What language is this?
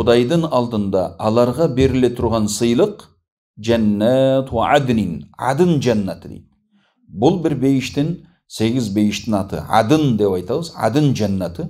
Turkish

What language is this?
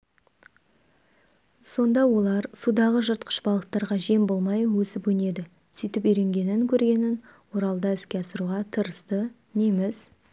Kazakh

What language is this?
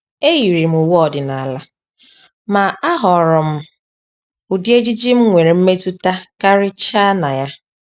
Igbo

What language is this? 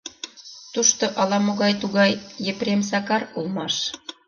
Mari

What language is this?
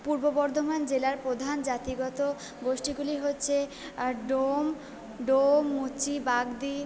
Bangla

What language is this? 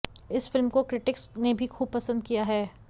Hindi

